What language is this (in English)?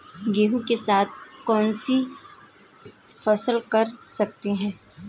Hindi